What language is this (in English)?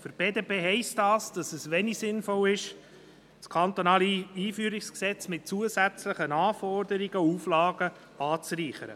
Swiss German